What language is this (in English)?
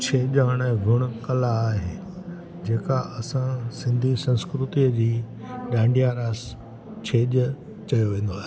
Sindhi